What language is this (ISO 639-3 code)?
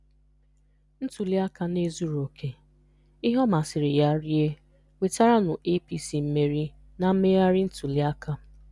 ibo